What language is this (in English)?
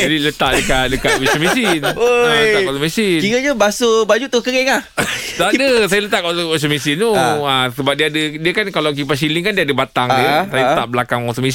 Malay